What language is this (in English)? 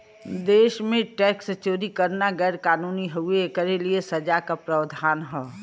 Bhojpuri